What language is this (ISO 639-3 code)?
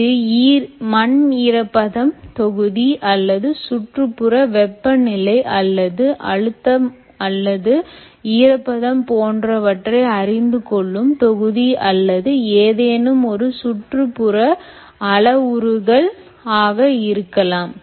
tam